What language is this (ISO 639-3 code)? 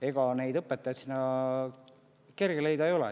est